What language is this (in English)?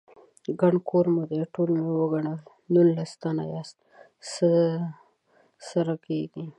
Pashto